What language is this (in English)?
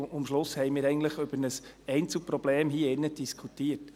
Swiss German